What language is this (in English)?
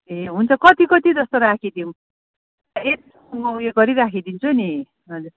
Nepali